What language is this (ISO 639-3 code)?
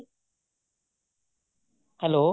pan